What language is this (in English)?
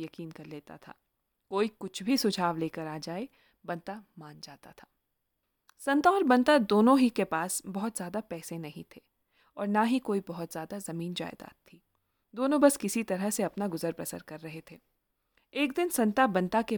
Hindi